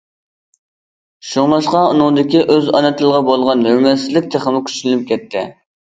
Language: Uyghur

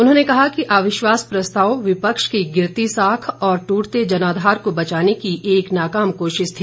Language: Hindi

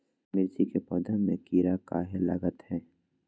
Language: Magahi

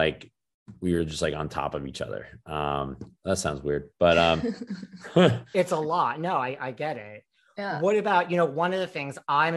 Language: English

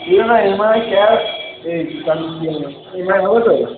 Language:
Bangla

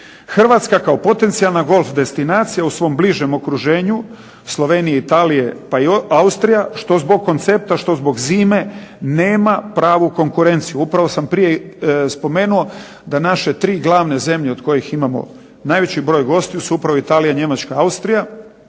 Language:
Croatian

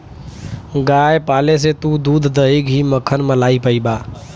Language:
Bhojpuri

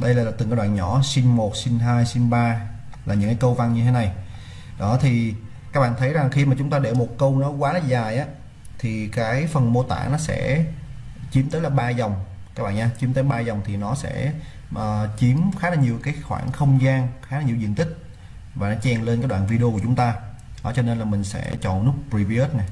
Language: Vietnamese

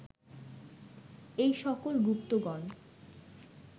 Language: Bangla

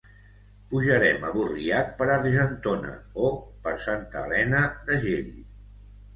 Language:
Catalan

